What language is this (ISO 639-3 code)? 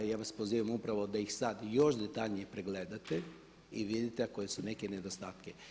hrv